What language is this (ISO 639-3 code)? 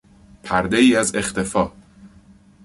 fas